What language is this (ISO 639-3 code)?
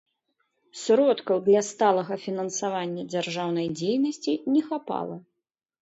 bel